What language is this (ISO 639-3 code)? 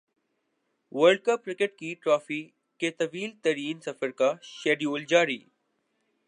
urd